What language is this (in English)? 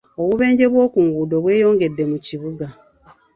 Ganda